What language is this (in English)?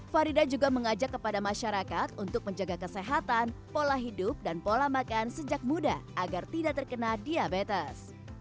Indonesian